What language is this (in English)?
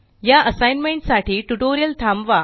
Marathi